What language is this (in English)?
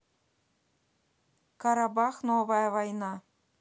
Russian